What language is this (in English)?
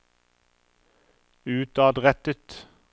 Norwegian